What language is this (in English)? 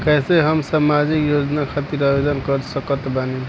Bhojpuri